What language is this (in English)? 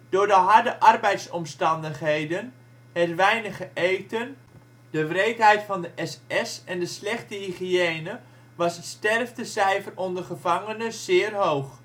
Dutch